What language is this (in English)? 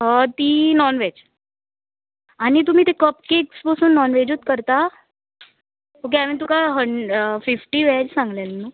Konkani